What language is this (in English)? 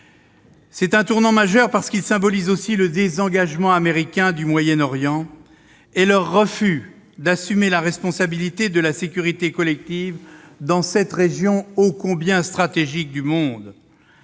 French